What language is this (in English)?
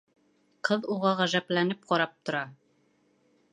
Bashkir